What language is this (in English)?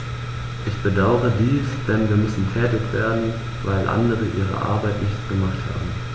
German